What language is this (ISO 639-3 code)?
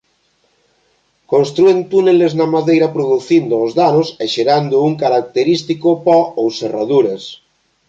glg